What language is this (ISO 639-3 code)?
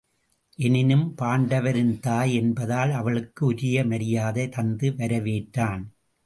tam